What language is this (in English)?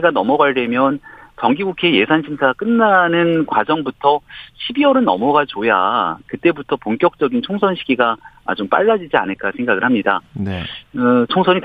Korean